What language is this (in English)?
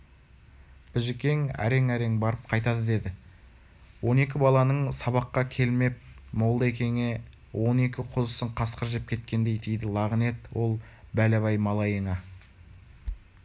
Kazakh